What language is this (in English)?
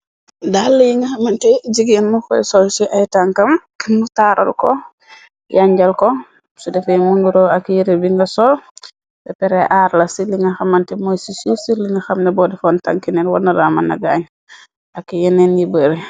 Wolof